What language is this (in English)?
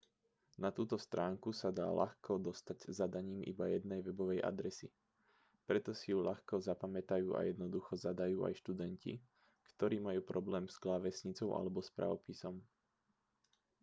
Slovak